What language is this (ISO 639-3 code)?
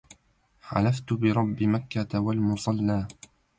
ara